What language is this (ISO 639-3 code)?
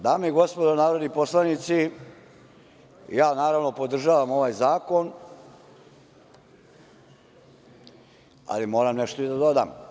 srp